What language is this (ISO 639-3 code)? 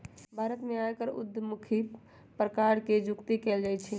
mag